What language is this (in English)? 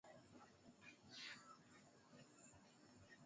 Swahili